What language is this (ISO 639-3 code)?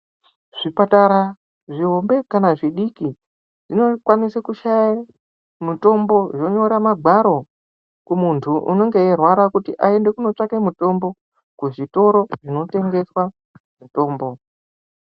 ndc